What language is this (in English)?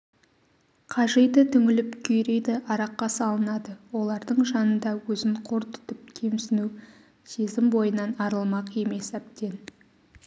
Kazakh